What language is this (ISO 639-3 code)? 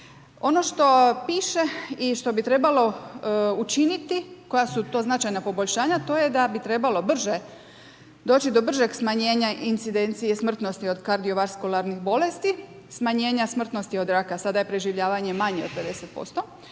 hrv